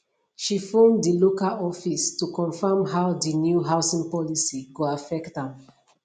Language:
Nigerian Pidgin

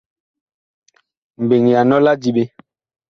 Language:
Bakoko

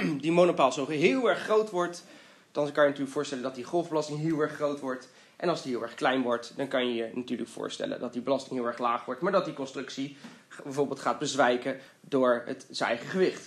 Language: Dutch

